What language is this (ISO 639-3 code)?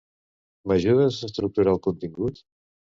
cat